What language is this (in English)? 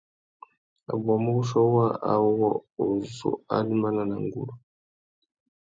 Tuki